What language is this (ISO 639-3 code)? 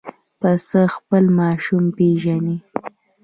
pus